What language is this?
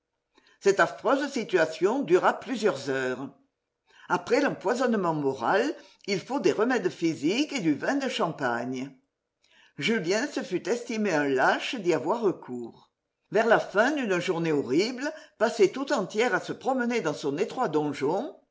French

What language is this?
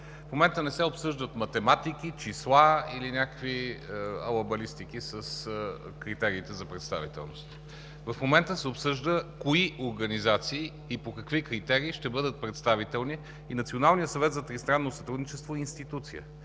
Bulgarian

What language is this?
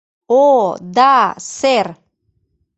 Mari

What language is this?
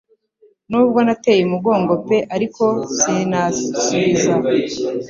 Kinyarwanda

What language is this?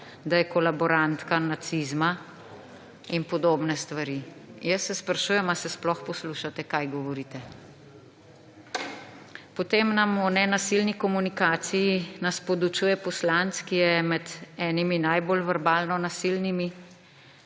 Slovenian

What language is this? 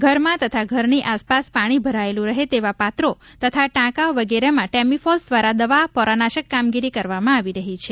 Gujarati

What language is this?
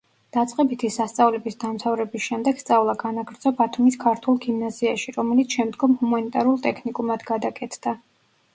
Georgian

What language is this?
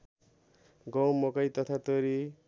Nepali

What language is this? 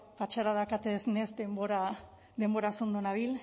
Basque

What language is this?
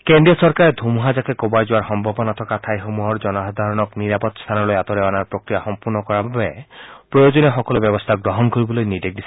Assamese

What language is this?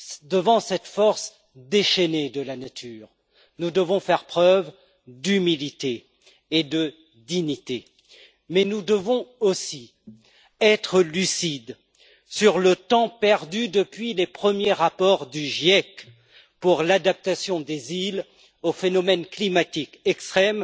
French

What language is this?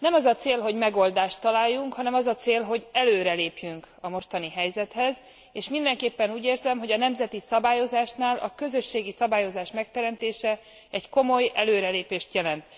Hungarian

